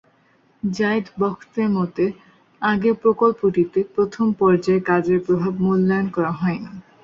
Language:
Bangla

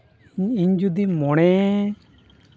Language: Santali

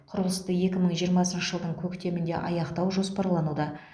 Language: Kazakh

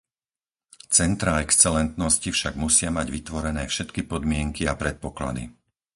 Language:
Slovak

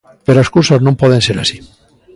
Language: Galician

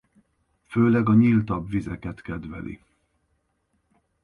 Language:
Hungarian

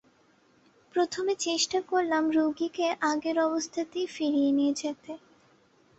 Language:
Bangla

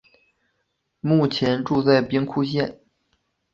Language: Chinese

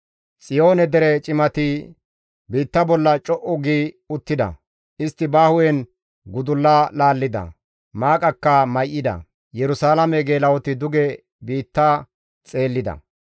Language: Gamo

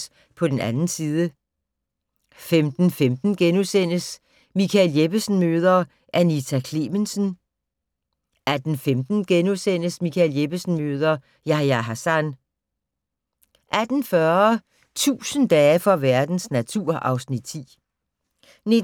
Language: Danish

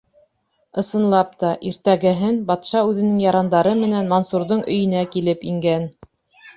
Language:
Bashkir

